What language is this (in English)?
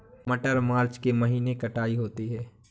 Hindi